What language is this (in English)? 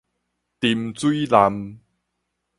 Min Nan Chinese